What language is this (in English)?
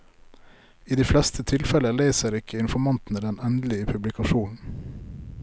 Norwegian